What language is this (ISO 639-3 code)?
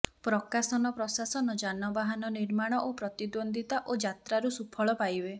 ori